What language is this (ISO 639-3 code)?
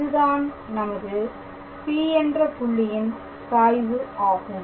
tam